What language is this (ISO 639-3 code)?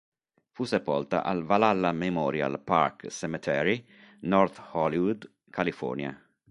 ita